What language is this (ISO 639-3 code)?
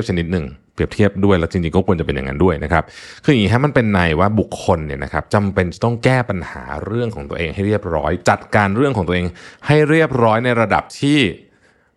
tha